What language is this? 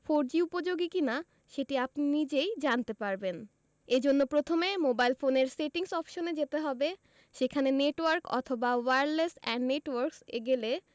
Bangla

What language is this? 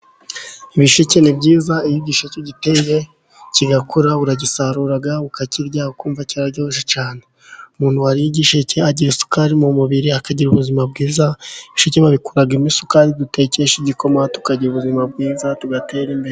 Kinyarwanda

